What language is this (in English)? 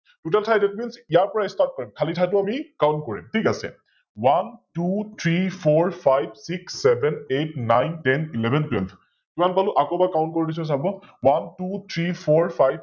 Assamese